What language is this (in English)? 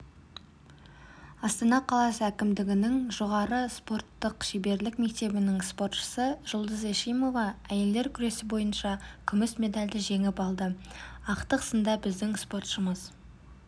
Kazakh